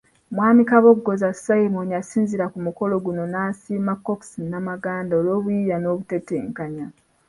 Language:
Ganda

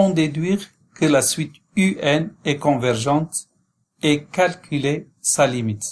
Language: French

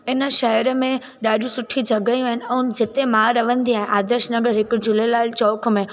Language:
Sindhi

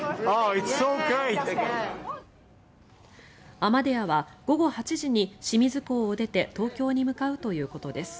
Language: Japanese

